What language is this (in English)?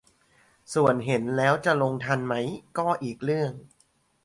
Thai